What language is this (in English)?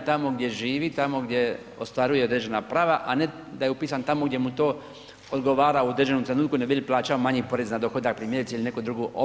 Croatian